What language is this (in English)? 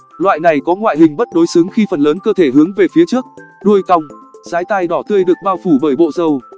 Vietnamese